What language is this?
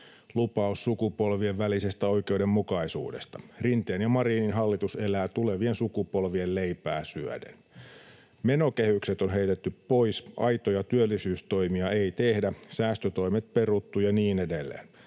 Finnish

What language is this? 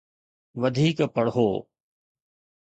Sindhi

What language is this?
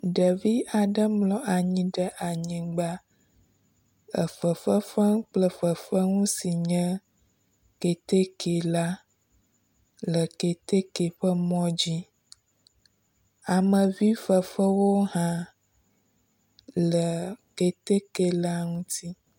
Ewe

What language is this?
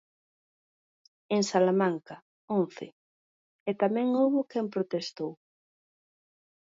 Galician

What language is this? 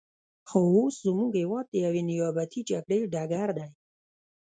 Pashto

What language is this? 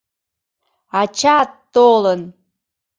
Mari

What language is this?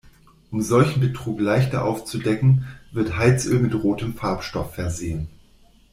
German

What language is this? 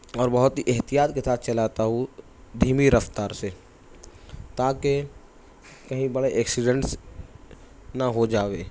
Urdu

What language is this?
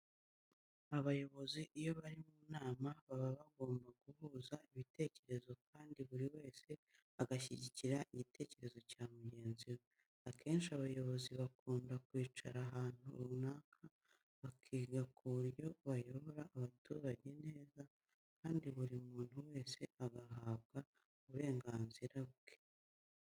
Kinyarwanda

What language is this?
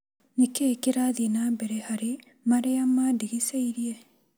Kikuyu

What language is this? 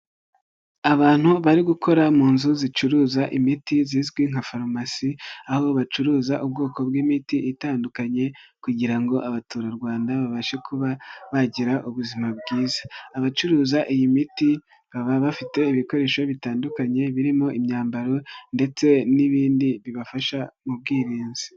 Kinyarwanda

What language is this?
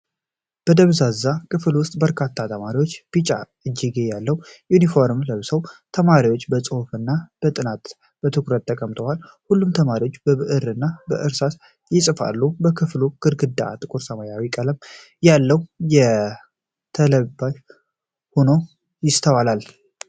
Amharic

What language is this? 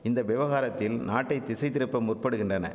Tamil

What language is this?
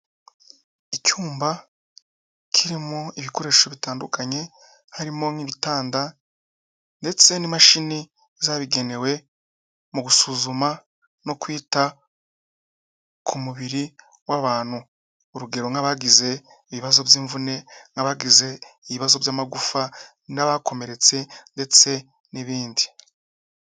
Kinyarwanda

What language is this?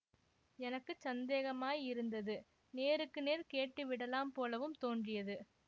Tamil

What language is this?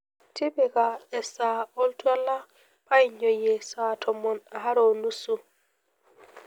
Masai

